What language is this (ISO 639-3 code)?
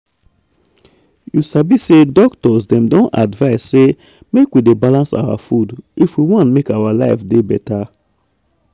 pcm